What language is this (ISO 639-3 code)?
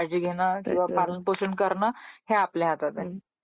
mar